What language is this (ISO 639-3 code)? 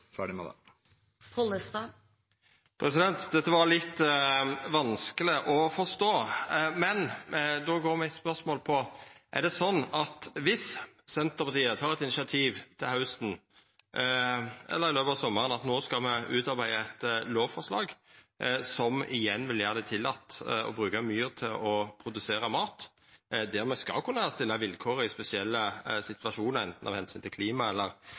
nor